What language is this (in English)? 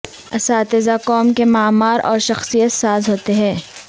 Urdu